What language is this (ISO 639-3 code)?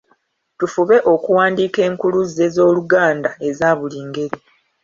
lug